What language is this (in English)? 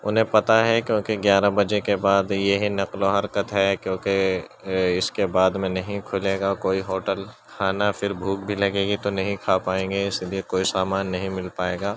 Urdu